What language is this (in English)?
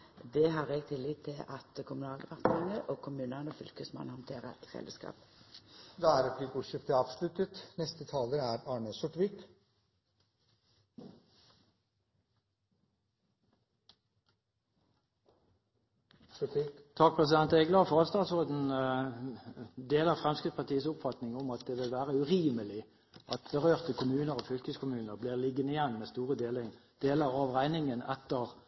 Norwegian